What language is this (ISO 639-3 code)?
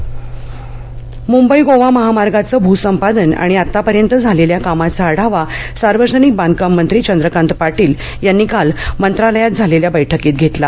mar